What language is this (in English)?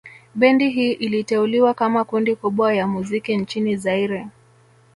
Swahili